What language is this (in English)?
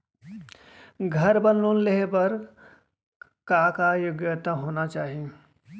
Chhattisgarhi